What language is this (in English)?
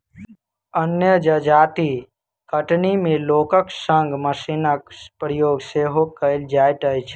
Maithili